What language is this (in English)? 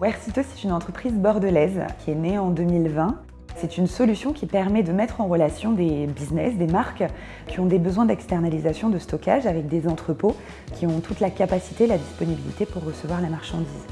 French